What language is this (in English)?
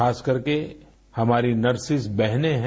Hindi